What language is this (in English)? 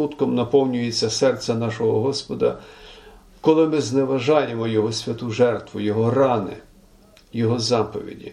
Ukrainian